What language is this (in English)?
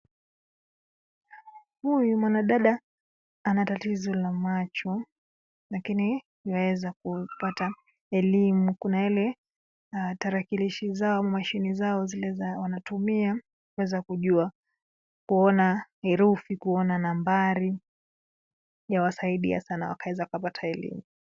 Swahili